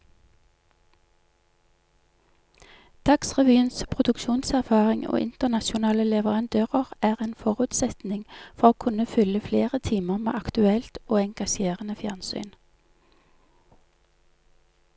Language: Norwegian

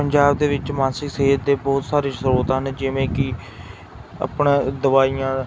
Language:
Punjabi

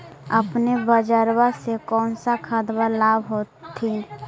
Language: Magahi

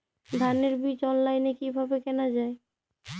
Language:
Bangla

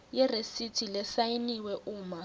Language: Swati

